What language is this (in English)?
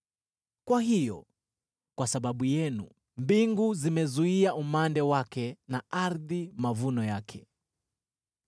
Swahili